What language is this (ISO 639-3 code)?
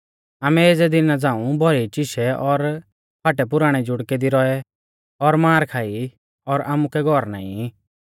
bfz